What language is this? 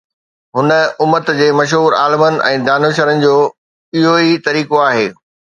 Sindhi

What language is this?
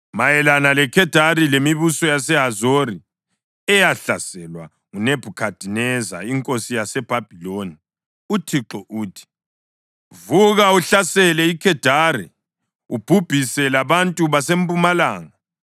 North Ndebele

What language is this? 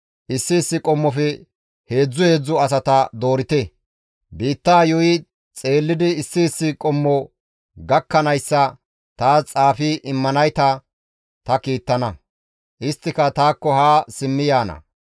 Gamo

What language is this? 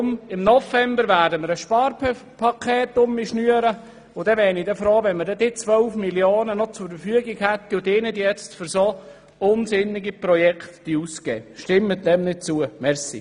Swiss German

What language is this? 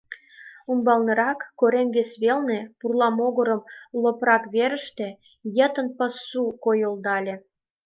Mari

